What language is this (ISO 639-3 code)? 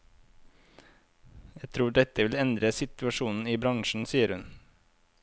nor